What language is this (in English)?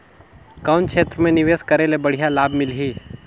Chhattisgarhi